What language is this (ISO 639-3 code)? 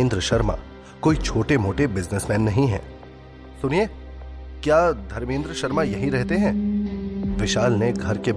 hin